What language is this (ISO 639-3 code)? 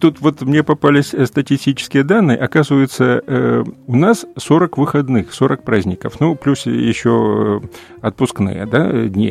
rus